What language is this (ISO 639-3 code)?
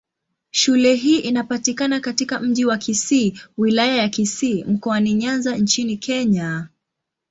swa